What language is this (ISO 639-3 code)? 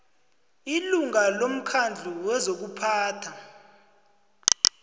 nbl